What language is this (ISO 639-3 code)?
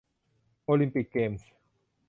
tha